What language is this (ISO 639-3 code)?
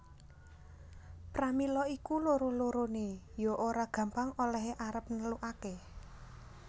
jav